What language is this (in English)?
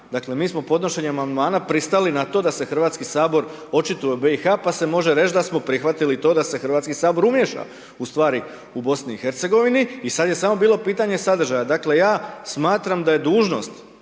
Croatian